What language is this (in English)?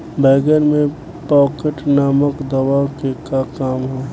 Bhojpuri